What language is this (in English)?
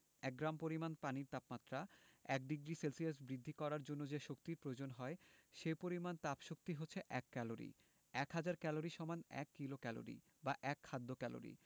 Bangla